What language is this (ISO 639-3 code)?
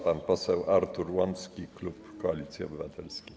pol